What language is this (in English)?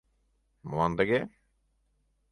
Mari